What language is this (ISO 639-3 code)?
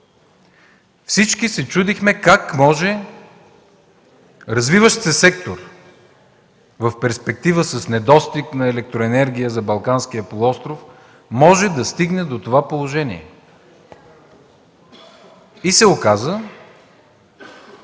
bul